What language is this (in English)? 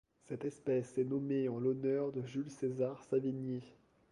French